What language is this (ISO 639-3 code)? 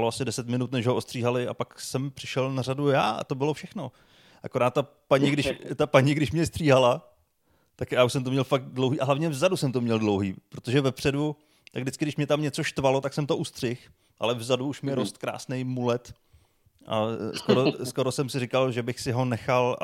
ces